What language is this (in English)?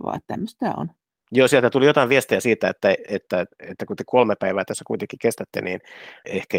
Finnish